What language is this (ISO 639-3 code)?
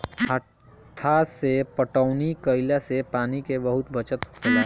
bho